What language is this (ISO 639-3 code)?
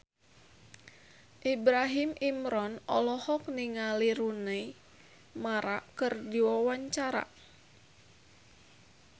sun